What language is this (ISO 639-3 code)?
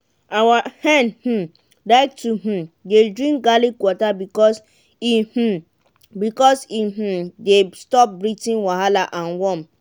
pcm